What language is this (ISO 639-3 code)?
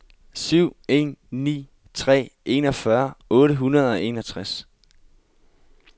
dan